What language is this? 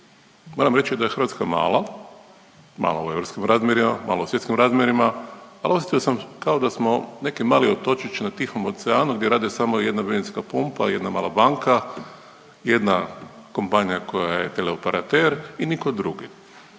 Croatian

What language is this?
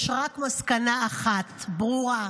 Hebrew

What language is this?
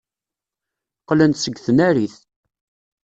Kabyle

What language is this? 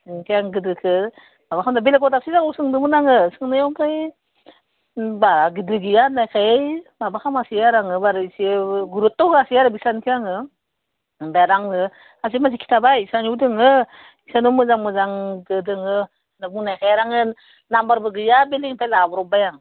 Bodo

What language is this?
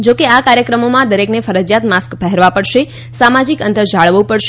Gujarati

